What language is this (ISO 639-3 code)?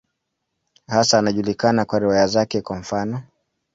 swa